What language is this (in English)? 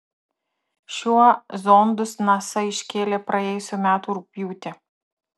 Lithuanian